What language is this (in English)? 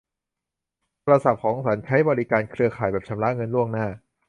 Thai